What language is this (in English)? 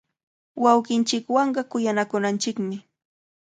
Cajatambo North Lima Quechua